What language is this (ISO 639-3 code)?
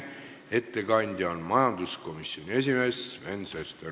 est